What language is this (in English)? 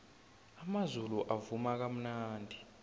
South Ndebele